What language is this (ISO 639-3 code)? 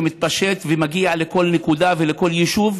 heb